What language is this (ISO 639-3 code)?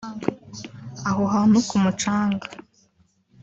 kin